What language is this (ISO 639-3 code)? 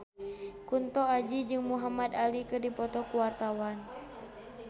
sun